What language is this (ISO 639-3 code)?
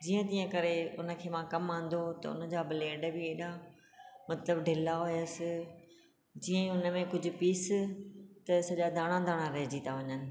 snd